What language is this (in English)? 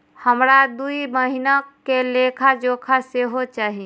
Maithili